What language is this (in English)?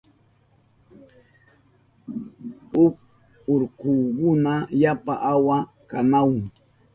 Southern Pastaza Quechua